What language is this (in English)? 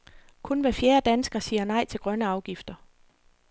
Danish